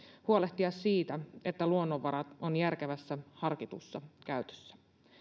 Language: Finnish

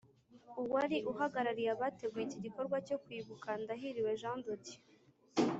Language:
Kinyarwanda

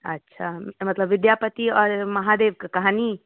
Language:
Maithili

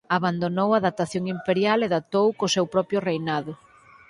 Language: Galician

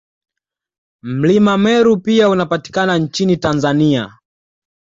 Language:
Swahili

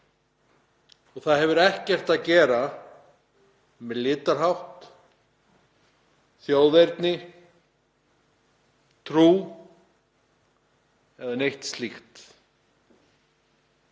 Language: Icelandic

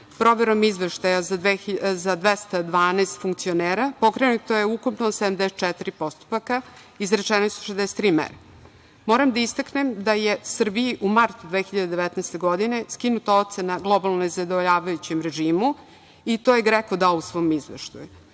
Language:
Serbian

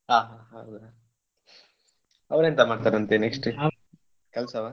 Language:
Kannada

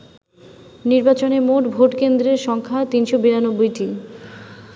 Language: Bangla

